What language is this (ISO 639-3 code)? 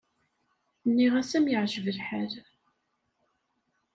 kab